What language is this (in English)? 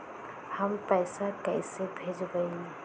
Magahi